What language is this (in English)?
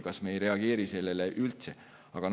Estonian